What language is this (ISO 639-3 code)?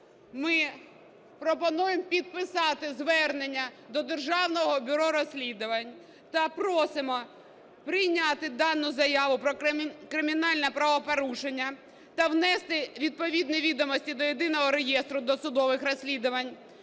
ukr